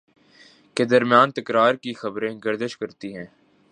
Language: Urdu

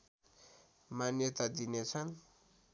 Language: Nepali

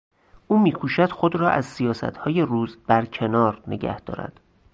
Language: Persian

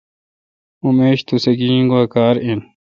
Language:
Kalkoti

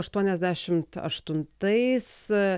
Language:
Lithuanian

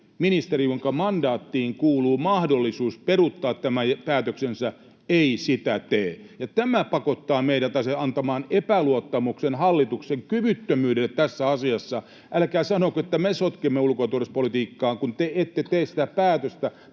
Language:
Finnish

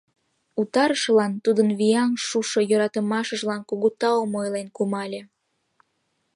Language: Mari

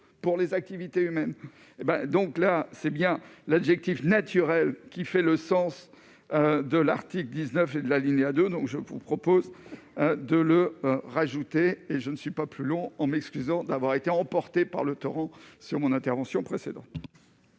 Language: French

